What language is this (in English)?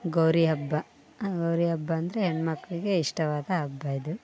Kannada